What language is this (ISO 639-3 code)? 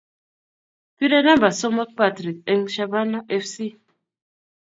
kln